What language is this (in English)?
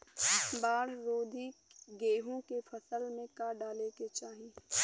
Bhojpuri